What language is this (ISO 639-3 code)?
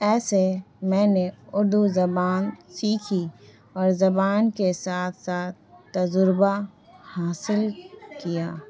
urd